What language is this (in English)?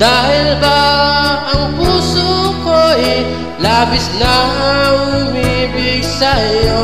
Indonesian